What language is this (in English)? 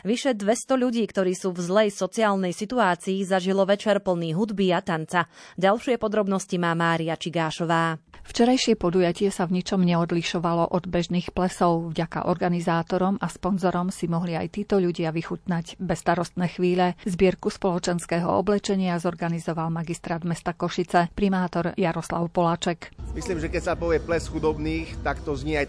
Slovak